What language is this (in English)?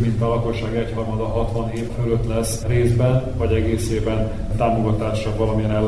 Hungarian